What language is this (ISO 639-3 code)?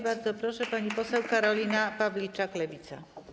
pol